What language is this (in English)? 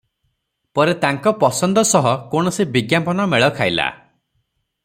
Odia